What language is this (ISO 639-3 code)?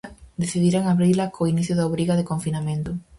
glg